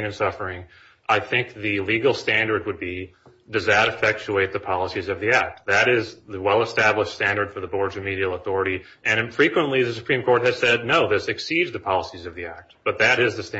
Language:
English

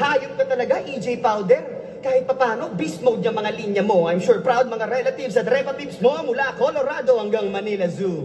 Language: Filipino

